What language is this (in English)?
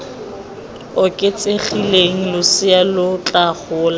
Tswana